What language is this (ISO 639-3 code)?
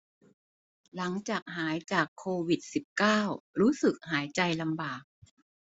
tha